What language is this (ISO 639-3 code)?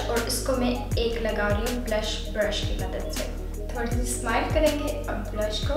hin